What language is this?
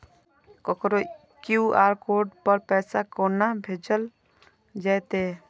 Maithili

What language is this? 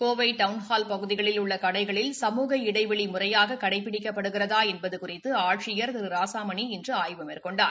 Tamil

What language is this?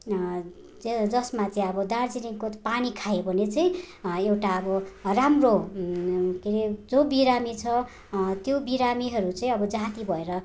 Nepali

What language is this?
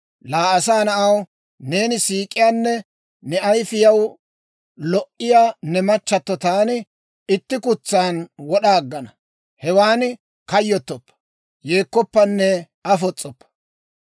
Dawro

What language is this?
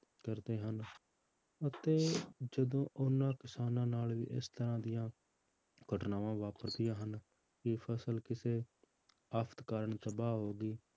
Punjabi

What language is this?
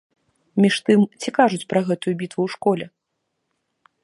Belarusian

